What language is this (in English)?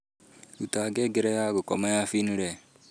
Kikuyu